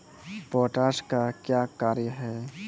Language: Maithili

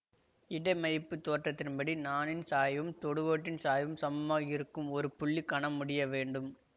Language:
Tamil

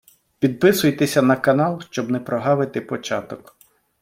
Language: Ukrainian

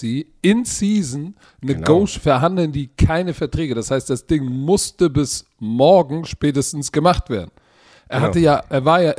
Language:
German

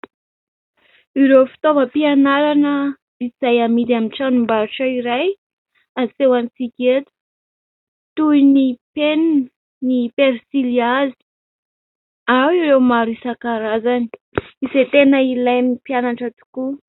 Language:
Malagasy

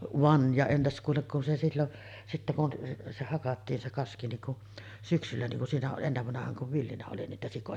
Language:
Finnish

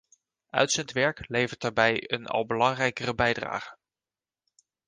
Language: Dutch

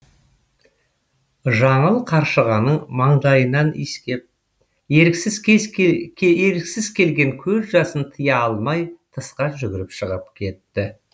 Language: Kazakh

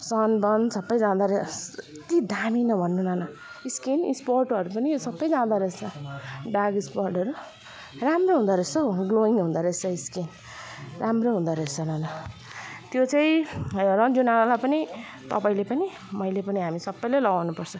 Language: Nepali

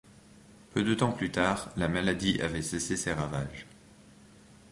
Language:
French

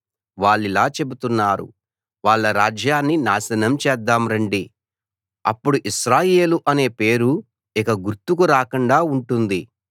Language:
Telugu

